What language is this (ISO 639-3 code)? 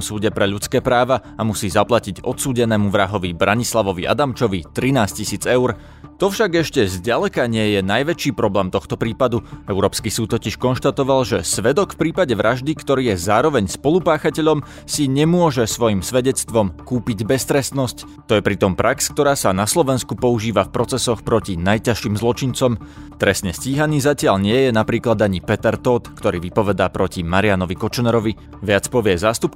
slk